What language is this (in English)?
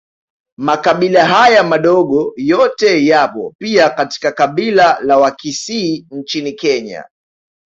Swahili